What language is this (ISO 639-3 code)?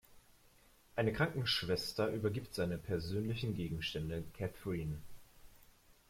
deu